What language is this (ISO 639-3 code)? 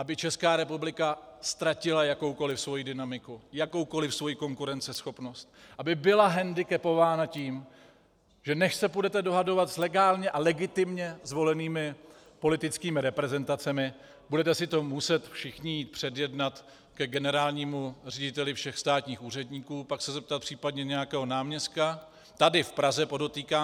ces